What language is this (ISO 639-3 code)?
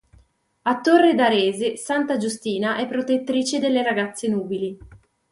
ita